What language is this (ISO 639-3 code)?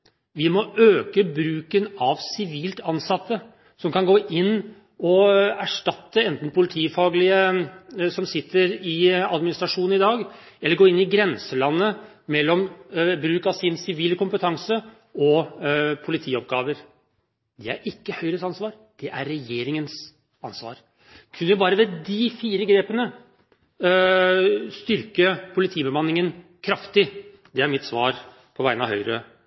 nob